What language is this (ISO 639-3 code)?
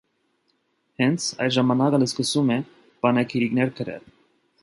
hye